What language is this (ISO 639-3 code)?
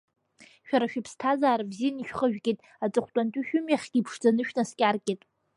abk